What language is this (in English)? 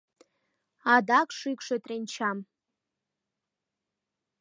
Mari